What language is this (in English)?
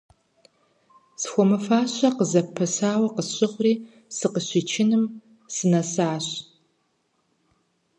Kabardian